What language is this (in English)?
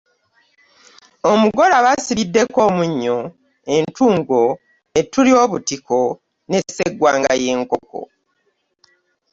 Ganda